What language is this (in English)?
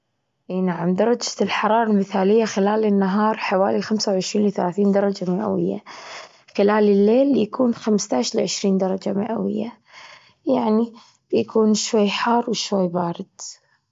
Gulf Arabic